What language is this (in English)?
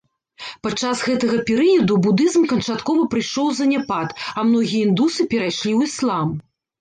Belarusian